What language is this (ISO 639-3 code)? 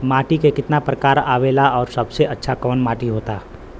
bho